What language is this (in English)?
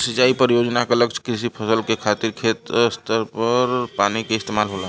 Bhojpuri